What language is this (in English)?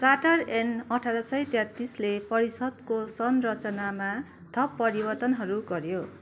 Nepali